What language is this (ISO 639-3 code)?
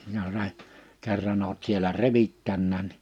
fin